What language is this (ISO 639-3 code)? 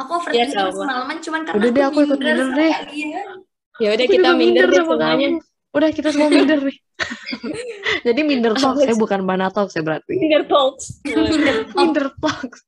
ind